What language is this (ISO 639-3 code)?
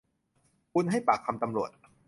tha